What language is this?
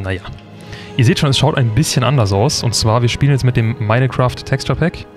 German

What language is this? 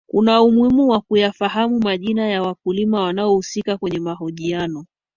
Swahili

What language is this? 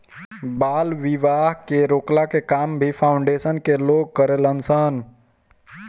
Bhojpuri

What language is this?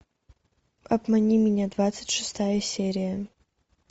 Russian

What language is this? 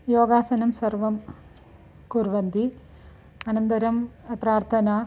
Sanskrit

